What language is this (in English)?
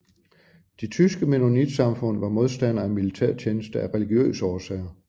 Danish